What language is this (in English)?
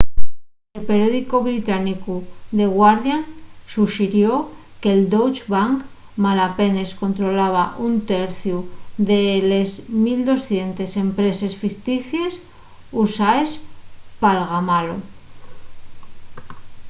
Asturian